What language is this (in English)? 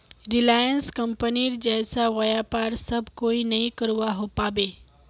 Magahi